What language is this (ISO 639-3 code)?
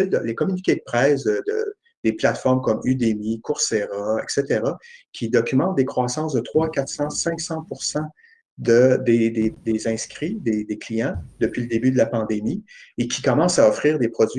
fra